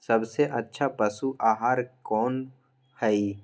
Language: Magahi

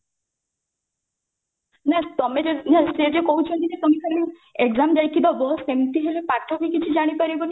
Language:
Odia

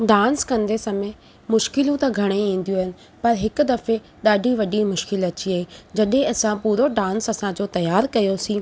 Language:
Sindhi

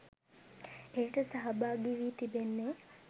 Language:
Sinhala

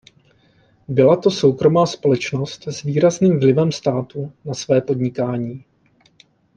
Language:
Czech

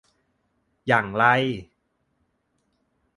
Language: Thai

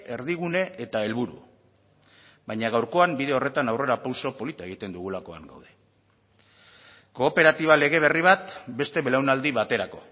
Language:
Basque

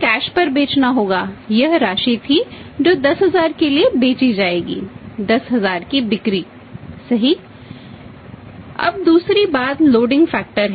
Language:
Hindi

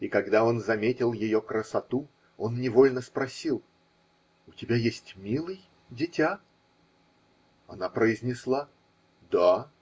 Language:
Russian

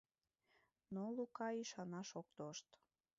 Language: Mari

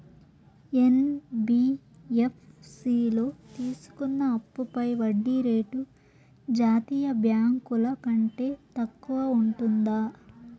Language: Telugu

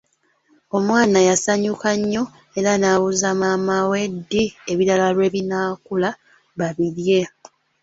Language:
Ganda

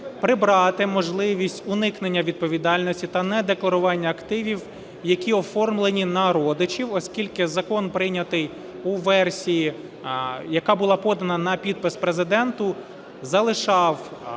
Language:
Ukrainian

